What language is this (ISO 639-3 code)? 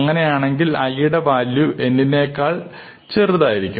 mal